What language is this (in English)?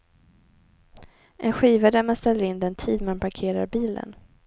Swedish